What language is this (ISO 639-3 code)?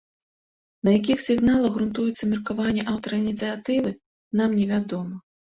bel